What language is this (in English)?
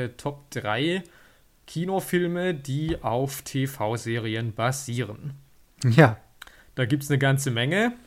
German